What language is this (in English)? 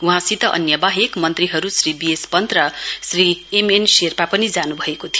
Nepali